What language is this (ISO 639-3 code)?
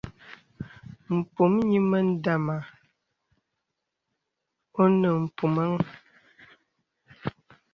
beb